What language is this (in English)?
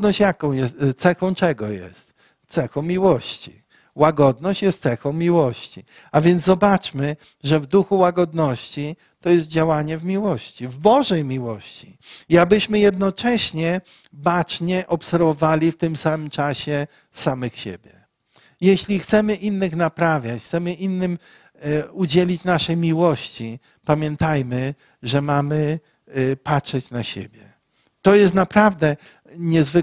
Polish